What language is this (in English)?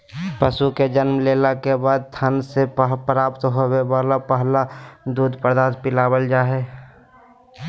Magahi